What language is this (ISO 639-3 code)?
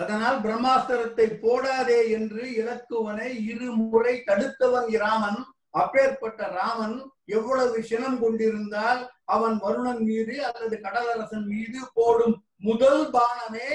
tam